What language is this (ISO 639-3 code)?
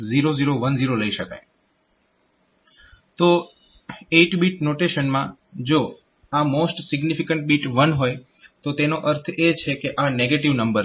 guj